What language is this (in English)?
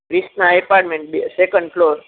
Sindhi